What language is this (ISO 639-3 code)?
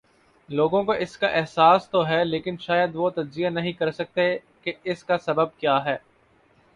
urd